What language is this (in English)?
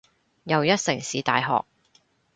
Cantonese